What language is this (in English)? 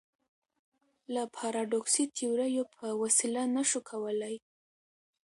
Pashto